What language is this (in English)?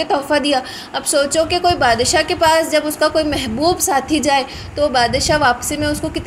Hindi